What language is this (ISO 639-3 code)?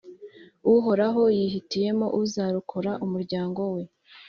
kin